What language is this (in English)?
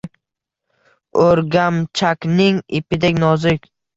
Uzbek